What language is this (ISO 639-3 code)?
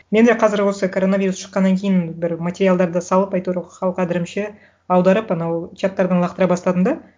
kaz